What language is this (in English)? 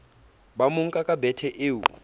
Southern Sotho